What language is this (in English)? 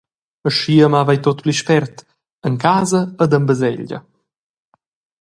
Romansh